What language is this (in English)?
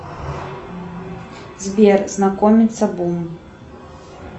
Russian